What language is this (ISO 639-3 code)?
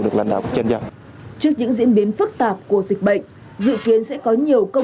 vie